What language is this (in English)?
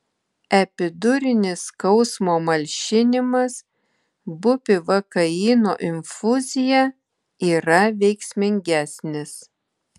Lithuanian